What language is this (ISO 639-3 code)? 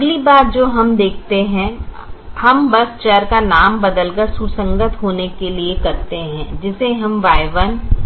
hin